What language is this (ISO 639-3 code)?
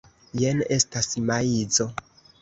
epo